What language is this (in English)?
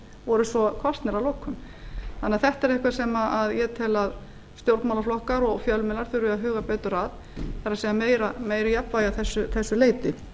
Icelandic